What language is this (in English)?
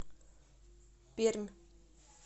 Russian